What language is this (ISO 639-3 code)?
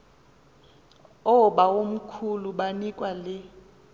xho